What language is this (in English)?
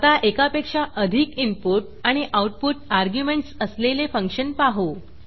Marathi